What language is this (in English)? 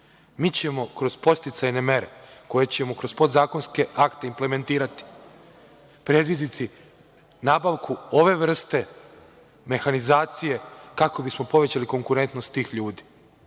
Serbian